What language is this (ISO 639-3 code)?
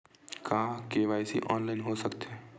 hne